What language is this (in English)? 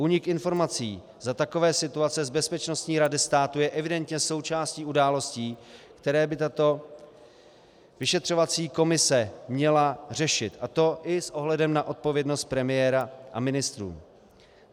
Czech